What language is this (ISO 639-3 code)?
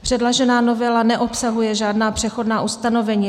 ces